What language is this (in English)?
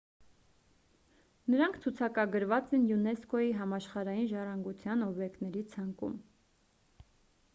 Armenian